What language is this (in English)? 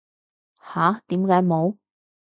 Cantonese